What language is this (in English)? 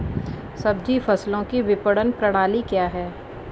Hindi